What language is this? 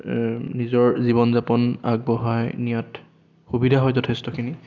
Assamese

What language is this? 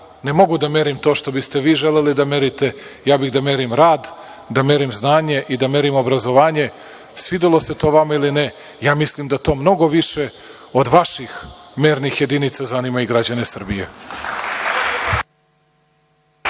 Serbian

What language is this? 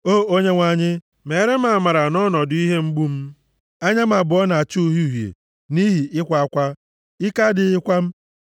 Igbo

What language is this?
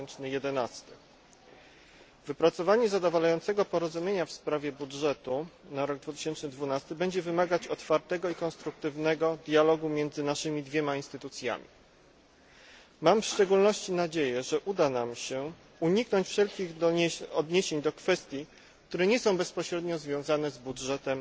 Polish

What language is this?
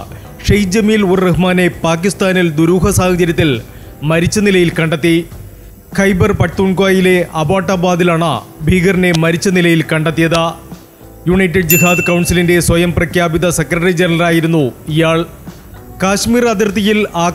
Malayalam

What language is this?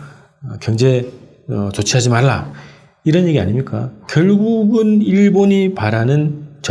Korean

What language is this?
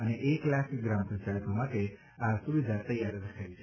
Gujarati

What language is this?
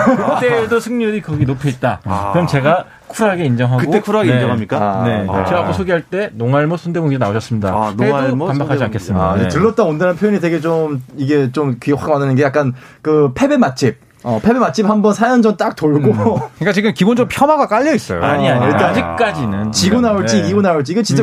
Korean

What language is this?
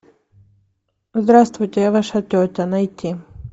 Russian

